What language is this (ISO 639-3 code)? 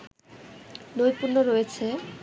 ben